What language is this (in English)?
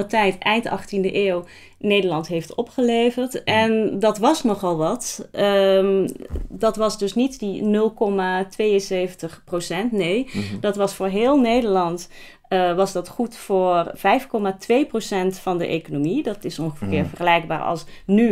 Dutch